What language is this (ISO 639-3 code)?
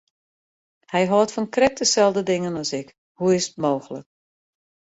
fry